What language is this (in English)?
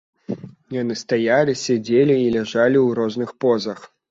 Belarusian